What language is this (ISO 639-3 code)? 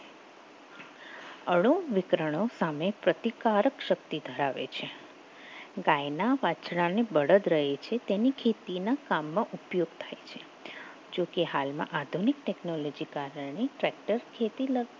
guj